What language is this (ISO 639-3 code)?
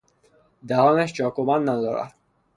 fas